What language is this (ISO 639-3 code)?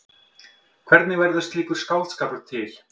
isl